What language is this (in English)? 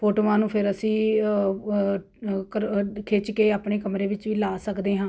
Punjabi